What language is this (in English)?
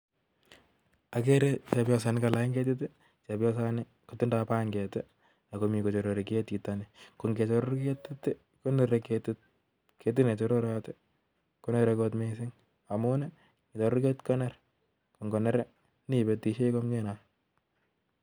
Kalenjin